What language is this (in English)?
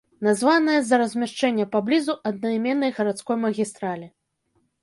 Belarusian